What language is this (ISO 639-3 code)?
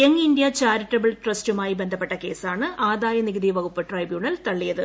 mal